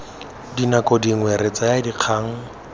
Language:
Tswana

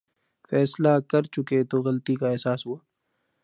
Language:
Urdu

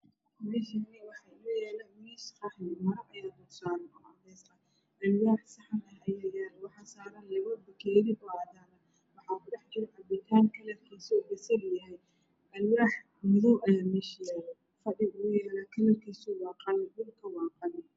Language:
Somali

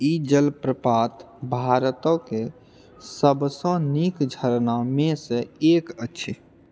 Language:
Maithili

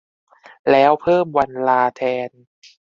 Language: Thai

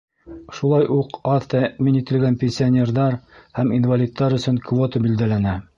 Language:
Bashkir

